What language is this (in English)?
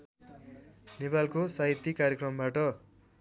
Nepali